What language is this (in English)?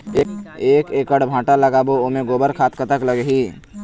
Chhattisgarhi